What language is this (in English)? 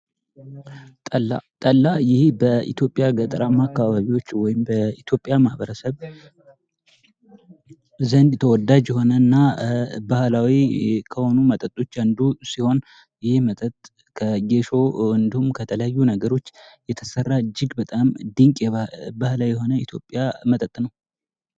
Amharic